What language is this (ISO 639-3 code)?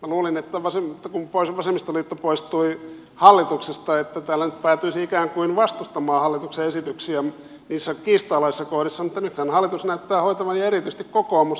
fin